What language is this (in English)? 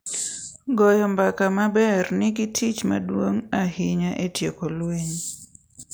Luo (Kenya and Tanzania)